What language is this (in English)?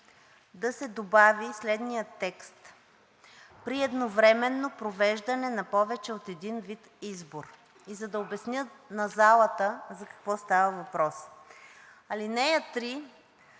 Bulgarian